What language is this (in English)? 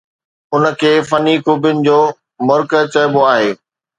Sindhi